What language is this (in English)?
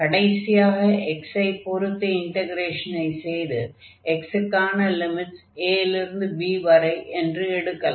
Tamil